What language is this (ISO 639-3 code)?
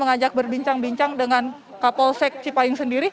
ind